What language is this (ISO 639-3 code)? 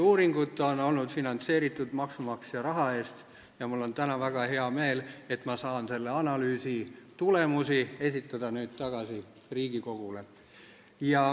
est